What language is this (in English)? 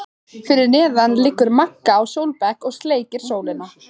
Icelandic